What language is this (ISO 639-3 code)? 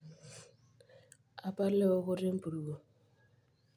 mas